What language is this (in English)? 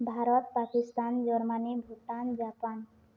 Odia